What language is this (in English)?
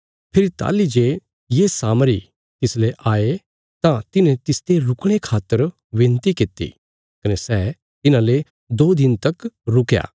Bilaspuri